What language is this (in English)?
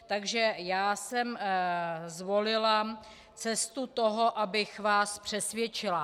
Czech